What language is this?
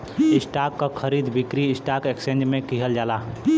Bhojpuri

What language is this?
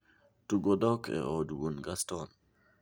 Luo (Kenya and Tanzania)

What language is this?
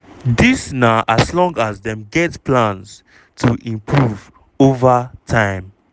Nigerian Pidgin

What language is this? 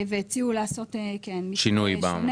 Hebrew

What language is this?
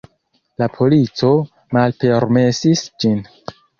Esperanto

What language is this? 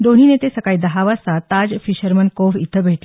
Marathi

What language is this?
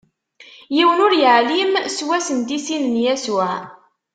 Kabyle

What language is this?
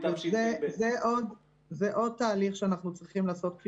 Hebrew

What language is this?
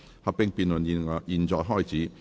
Cantonese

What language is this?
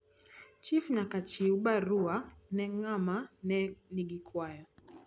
Luo (Kenya and Tanzania)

